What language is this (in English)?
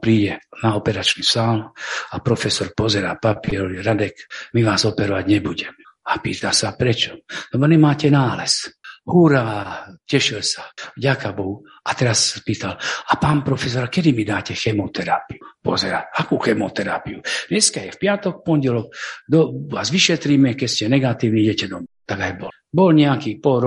Slovak